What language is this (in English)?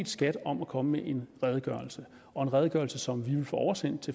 Danish